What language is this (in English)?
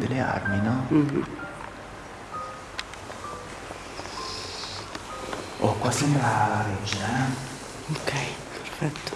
Italian